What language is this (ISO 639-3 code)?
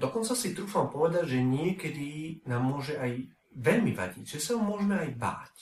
slk